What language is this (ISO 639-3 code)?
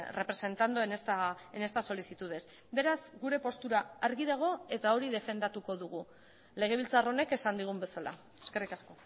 eus